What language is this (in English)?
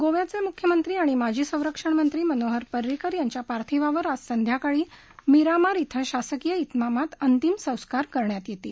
Marathi